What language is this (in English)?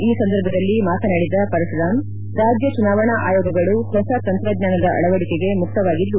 Kannada